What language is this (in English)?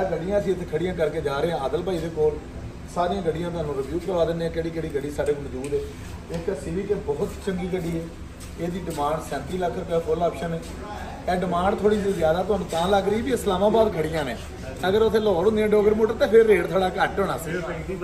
Punjabi